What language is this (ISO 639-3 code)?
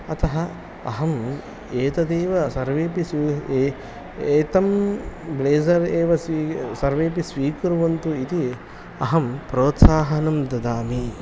san